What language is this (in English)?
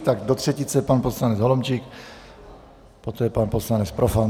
Czech